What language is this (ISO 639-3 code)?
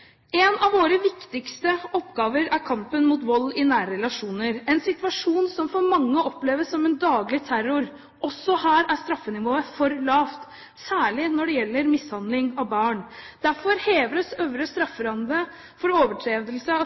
nob